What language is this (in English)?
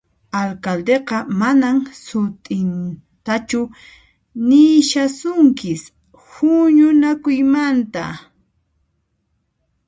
Puno Quechua